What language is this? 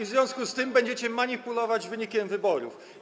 Polish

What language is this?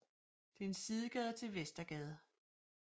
Danish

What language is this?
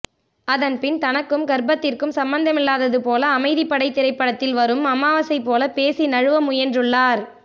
Tamil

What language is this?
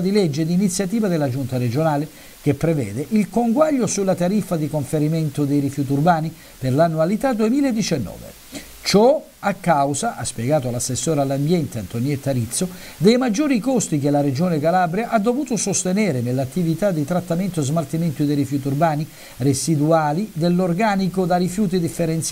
Italian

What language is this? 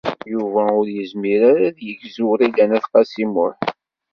Kabyle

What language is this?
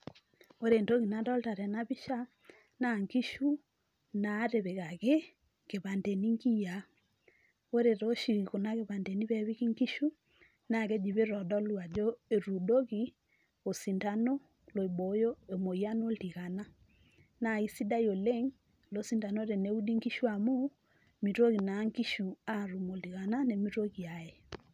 Masai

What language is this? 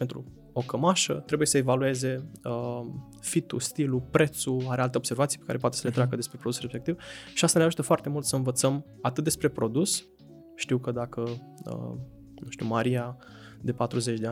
Romanian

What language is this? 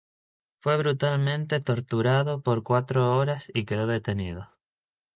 Spanish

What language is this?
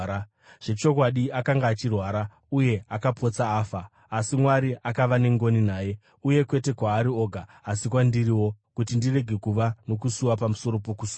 Shona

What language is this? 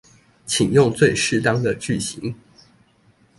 Chinese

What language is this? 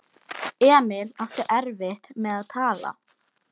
Icelandic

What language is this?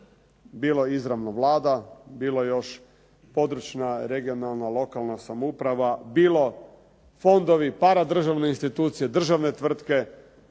Croatian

